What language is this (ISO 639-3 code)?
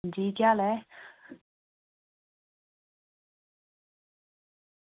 doi